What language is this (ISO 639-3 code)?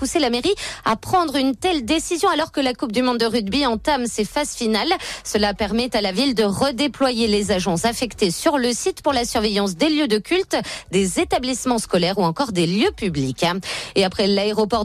fra